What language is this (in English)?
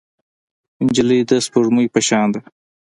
Pashto